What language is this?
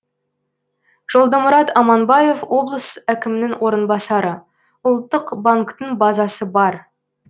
Kazakh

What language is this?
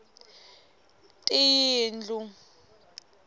Tsonga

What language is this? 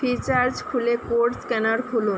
Bangla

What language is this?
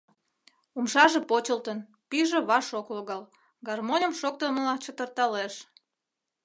Mari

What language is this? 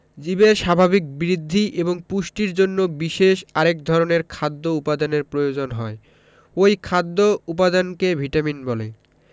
Bangla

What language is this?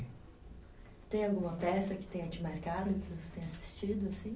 Portuguese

